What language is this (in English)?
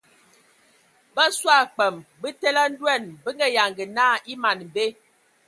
Ewondo